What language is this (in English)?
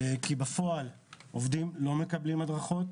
Hebrew